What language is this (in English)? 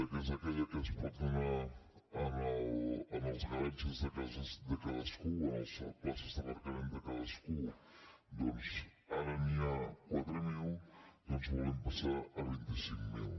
Catalan